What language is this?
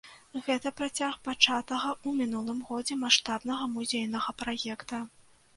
Belarusian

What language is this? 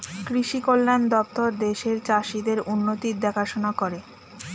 Bangla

